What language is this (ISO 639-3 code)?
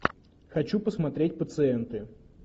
rus